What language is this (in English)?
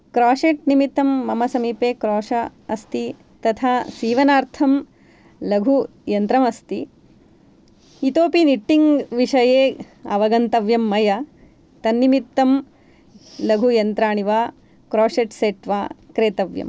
Sanskrit